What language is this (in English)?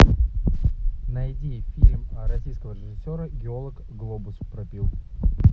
Russian